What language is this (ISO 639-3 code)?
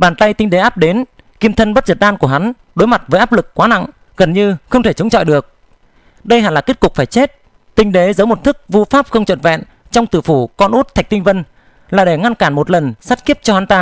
vie